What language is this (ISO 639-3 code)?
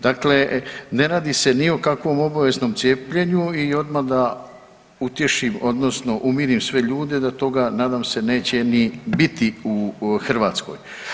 hrv